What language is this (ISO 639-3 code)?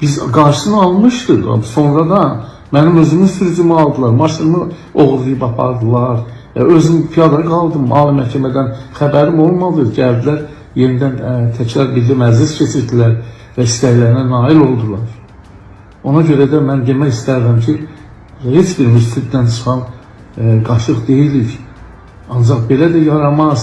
tur